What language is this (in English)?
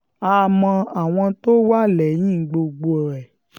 Yoruba